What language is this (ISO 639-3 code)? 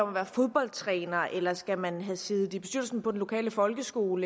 dan